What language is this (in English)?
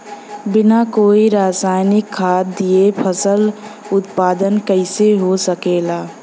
Bhojpuri